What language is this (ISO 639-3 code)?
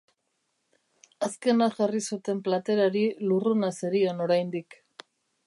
eus